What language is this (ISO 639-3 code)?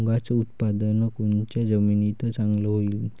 mar